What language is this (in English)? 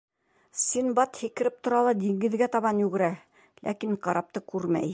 Bashkir